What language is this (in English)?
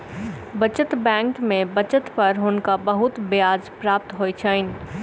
Maithili